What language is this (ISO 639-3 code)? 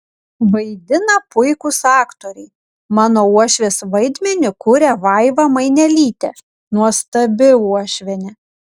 lit